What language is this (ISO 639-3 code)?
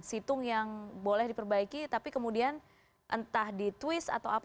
ind